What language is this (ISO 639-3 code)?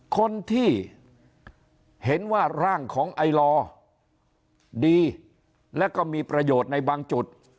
tha